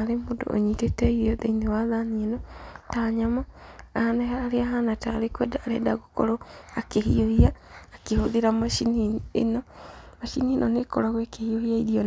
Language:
Kikuyu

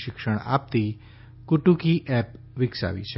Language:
Gujarati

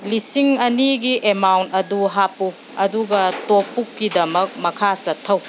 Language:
Manipuri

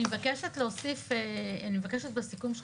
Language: Hebrew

